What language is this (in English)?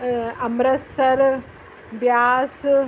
Sindhi